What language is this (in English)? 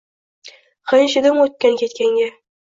Uzbek